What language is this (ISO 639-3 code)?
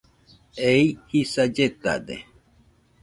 hux